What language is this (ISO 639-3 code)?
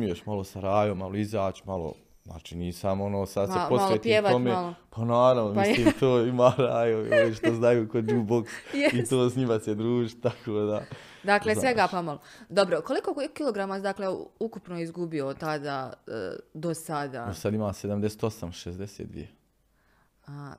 hrv